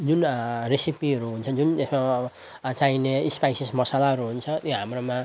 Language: Nepali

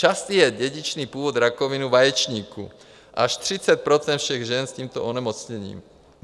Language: Czech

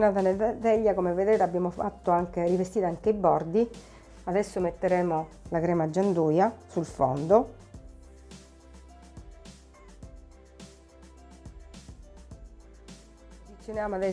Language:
Italian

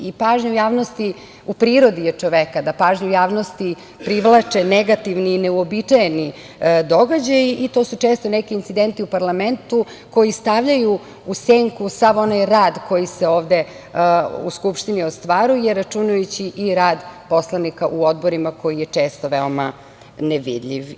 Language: Serbian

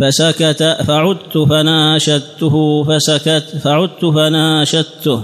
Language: Arabic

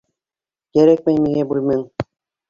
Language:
Bashkir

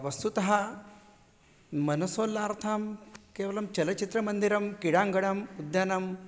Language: Sanskrit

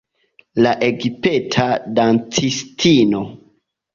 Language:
Esperanto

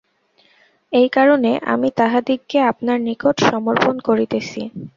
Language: Bangla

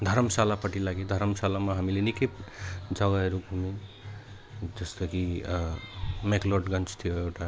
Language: Nepali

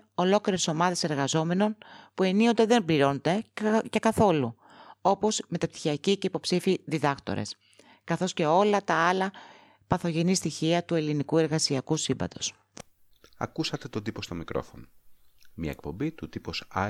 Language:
Greek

